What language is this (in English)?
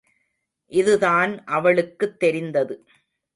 Tamil